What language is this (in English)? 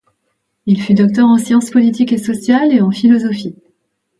French